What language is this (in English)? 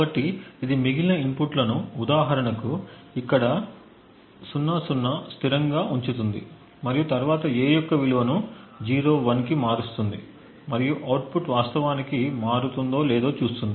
Telugu